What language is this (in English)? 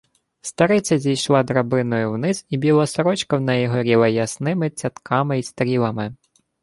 Ukrainian